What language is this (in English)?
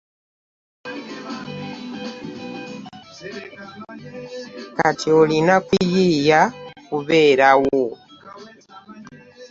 Ganda